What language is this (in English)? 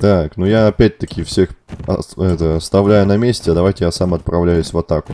Russian